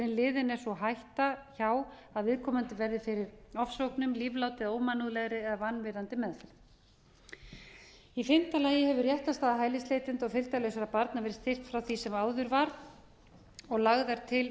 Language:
Icelandic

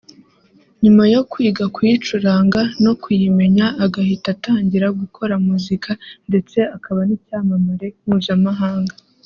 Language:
Kinyarwanda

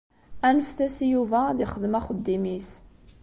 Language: Kabyle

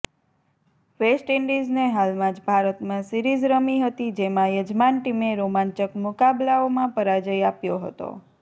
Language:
Gujarati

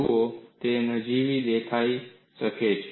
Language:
Gujarati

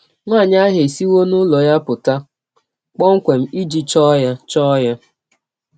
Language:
Igbo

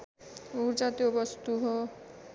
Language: Nepali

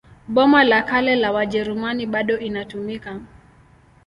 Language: Swahili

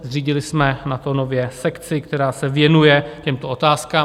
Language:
Czech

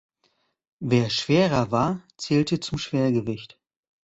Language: German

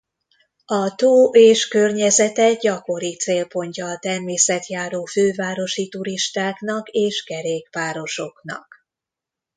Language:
Hungarian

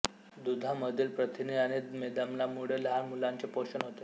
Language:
Marathi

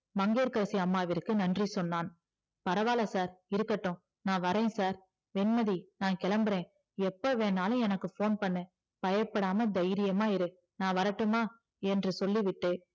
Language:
Tamil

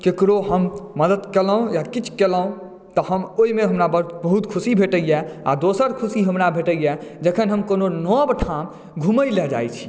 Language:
Maithili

